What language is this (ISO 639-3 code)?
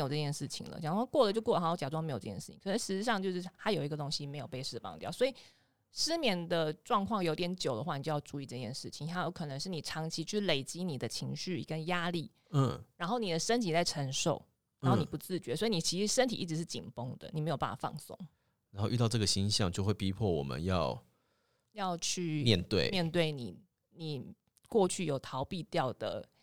zho